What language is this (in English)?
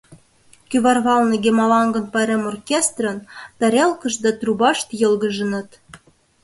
Mari